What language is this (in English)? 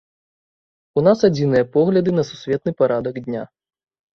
Belarusian